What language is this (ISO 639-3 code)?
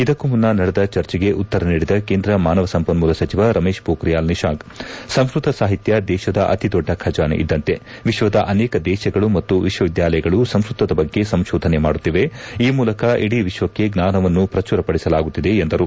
kan